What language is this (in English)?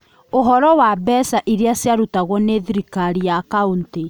Kikuyu